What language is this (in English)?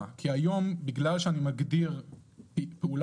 Hebrew